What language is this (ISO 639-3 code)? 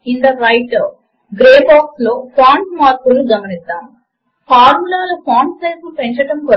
tel